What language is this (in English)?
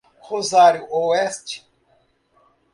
Portuguese